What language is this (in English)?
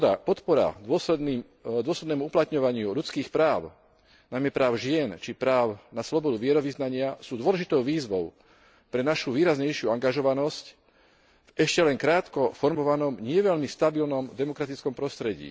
Slovak